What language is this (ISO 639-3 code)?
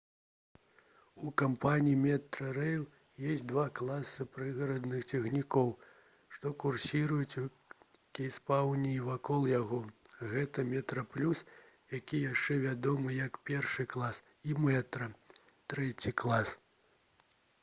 bel